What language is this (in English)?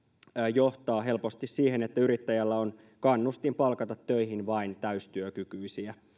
Finnish